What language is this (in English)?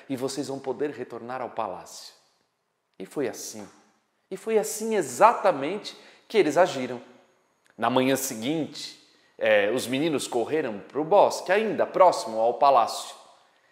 Portuguese